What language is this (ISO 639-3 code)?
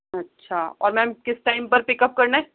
urd